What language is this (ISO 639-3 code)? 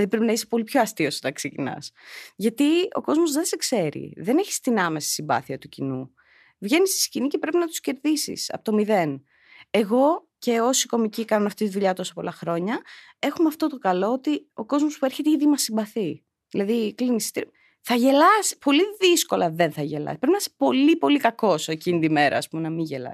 ell